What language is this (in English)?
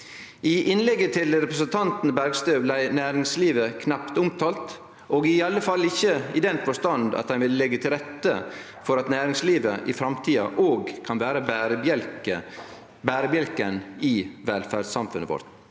Norwegian